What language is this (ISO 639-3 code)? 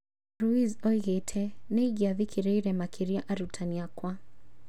kik